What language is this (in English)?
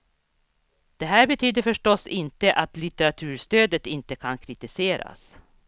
Swedish